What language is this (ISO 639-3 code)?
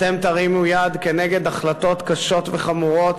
heb